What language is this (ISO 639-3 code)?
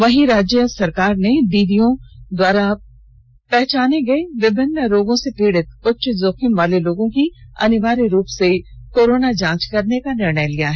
hin